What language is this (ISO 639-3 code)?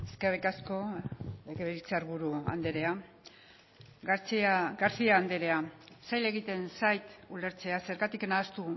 eus